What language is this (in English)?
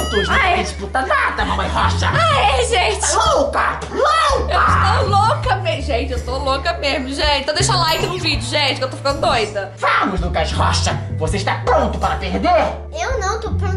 Portuguese